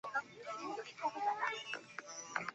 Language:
Chinese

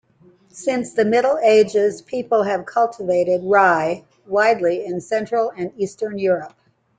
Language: English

